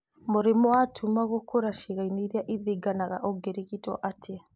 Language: Kikuyu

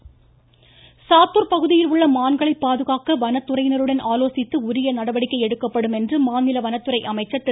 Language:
Tamil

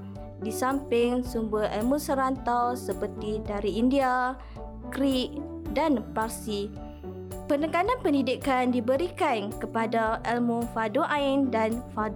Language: Malay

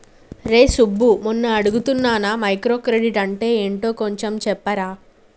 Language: Telugu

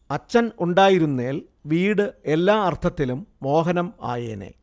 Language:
Malayalam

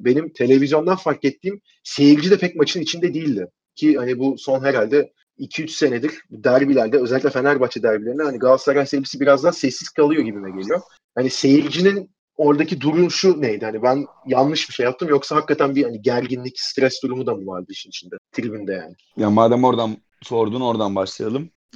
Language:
Turkish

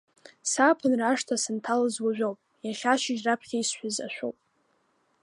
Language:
Abkhazian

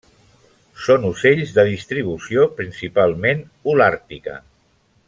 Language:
Catalan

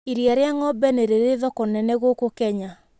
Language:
Kikuyu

